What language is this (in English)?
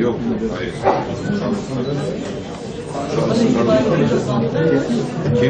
Turkish